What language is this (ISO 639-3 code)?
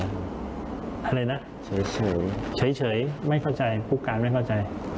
tha